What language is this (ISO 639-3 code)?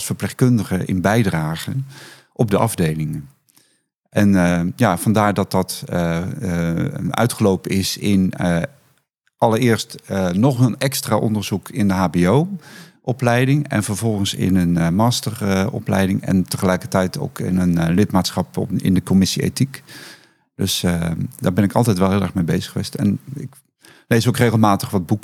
nld